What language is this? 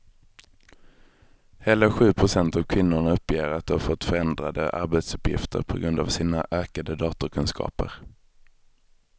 Swedish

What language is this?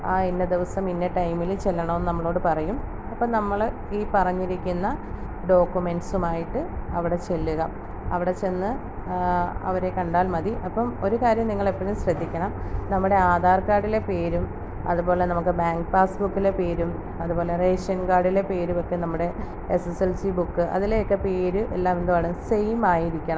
Malayalam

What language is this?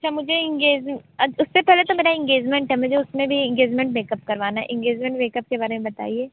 Hindi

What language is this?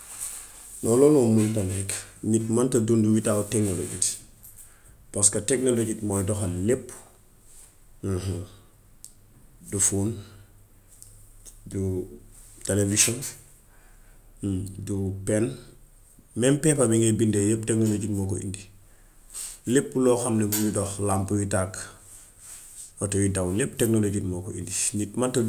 Gambian Wolof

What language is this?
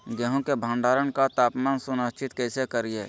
Magahi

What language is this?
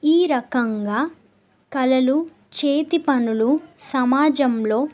Telugu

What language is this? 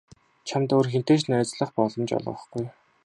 Mongolian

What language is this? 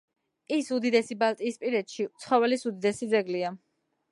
Georgian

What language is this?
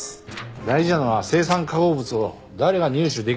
Japanese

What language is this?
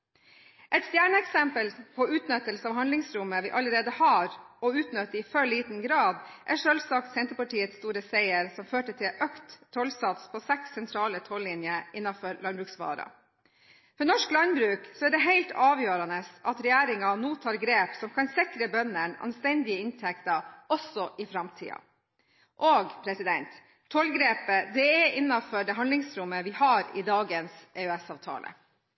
Norwegian Bokmål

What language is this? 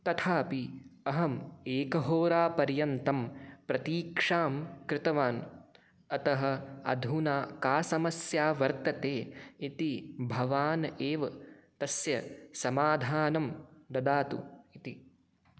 Sanskrit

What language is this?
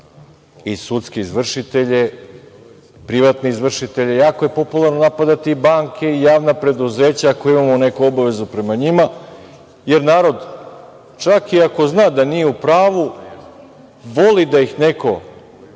Serbian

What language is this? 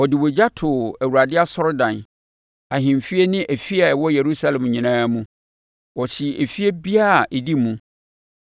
Akan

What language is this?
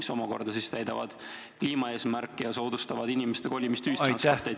Estonian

